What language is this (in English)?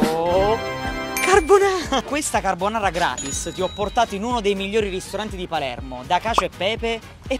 Italian